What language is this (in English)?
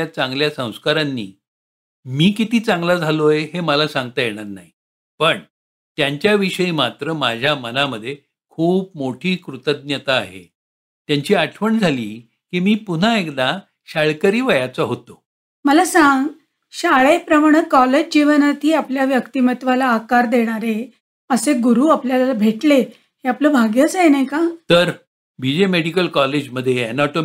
Marathi